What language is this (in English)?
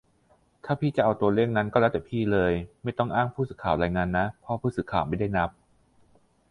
Thai